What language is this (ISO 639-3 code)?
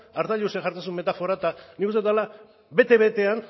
eus